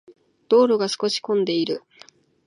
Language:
Japanese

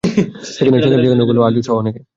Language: Bangla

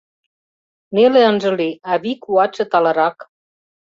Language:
Mari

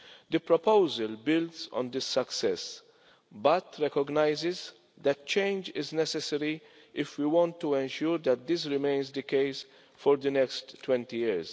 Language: English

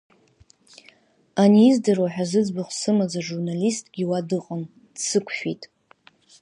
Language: Abkhazian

